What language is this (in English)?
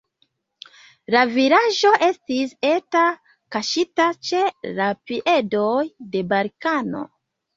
Esperanto